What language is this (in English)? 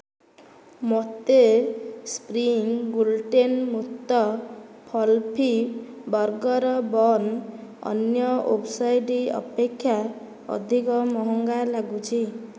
Odia